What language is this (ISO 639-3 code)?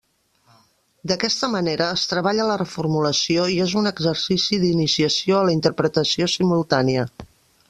cat